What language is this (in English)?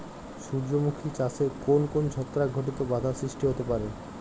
Bangla